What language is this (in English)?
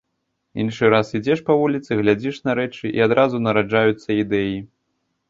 Belarusian